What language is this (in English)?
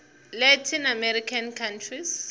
Tsonga